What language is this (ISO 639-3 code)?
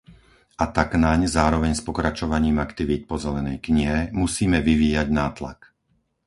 slk